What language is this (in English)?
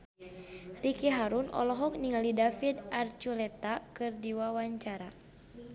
Sundanese